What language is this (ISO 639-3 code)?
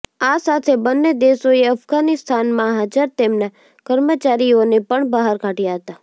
guj